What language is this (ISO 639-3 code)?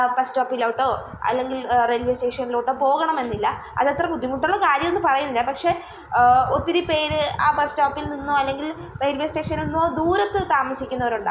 mal